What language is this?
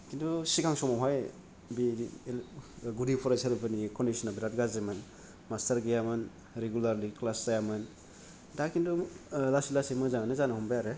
Bodo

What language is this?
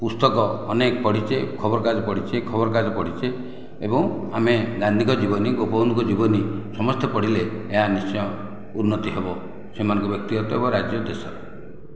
Odia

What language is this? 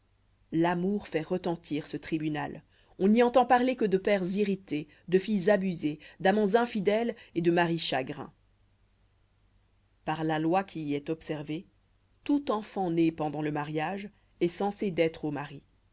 French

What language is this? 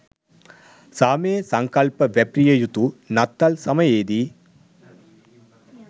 Sinhala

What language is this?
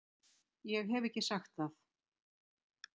Icelandic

